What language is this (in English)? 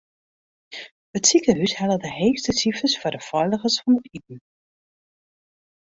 Western Frisian